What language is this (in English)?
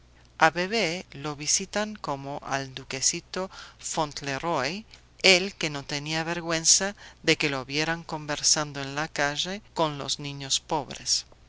Spanish